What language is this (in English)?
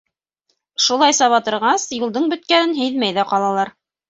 Bashkir